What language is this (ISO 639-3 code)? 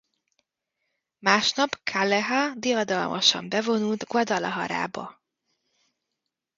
hun